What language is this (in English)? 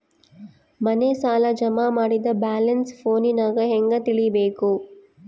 Kannada